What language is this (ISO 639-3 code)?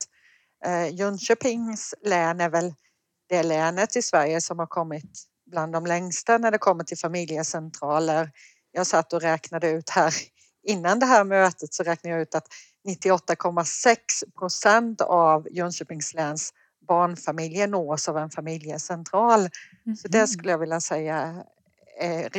swe